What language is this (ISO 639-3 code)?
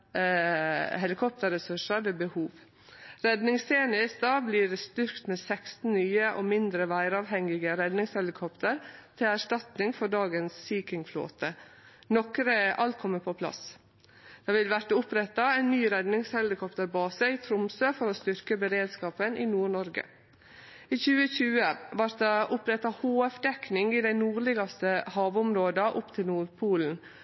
nno